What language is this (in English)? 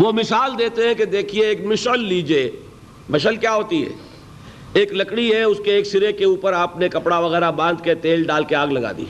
Urdu